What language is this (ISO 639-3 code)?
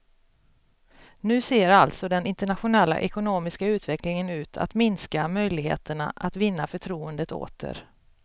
swe